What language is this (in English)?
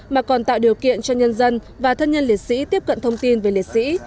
Vietnamese